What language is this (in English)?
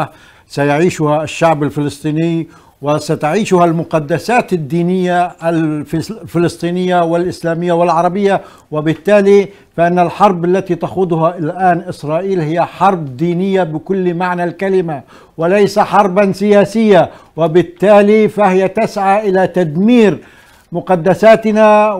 Arabic